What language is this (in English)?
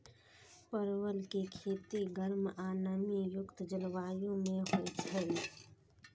Maithili